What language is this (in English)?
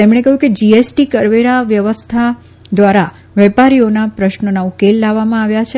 Gujarati